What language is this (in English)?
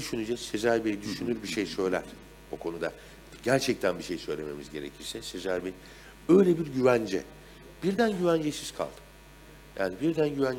Turkish